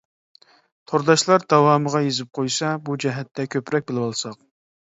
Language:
Uyghur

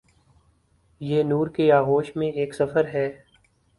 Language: Urdu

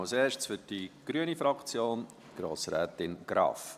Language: Swiss German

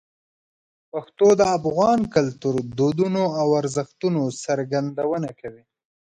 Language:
Pashto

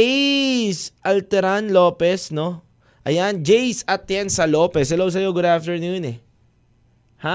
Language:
Filipino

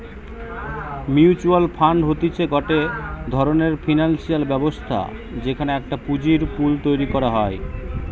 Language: Bangla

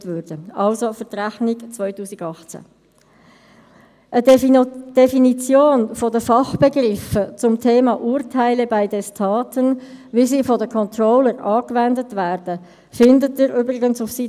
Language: Swiss German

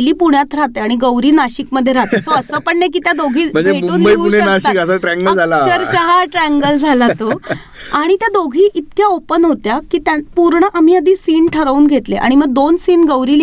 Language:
Marathi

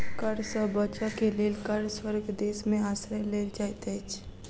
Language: Maithili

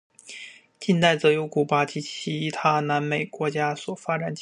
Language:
Chinese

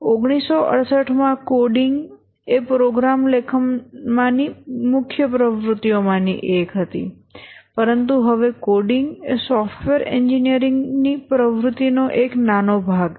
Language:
Gujarati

